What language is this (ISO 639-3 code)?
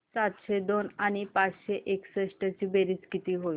mar